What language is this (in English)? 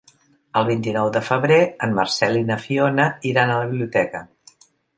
Catalan